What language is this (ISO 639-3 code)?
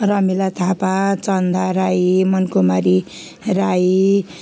nep